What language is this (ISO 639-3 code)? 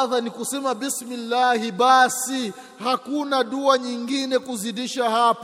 swa